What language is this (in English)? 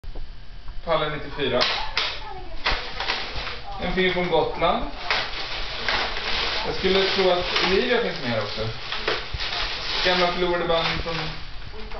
Swedish